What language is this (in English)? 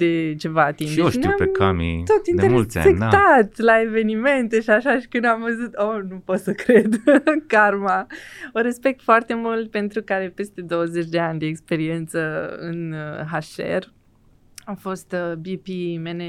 Romanian